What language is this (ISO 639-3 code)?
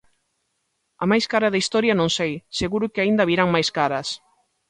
glg